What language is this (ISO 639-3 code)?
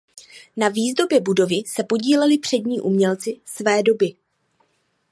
ces